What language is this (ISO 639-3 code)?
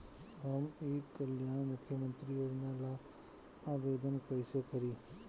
bho